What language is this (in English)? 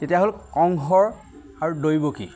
Assamese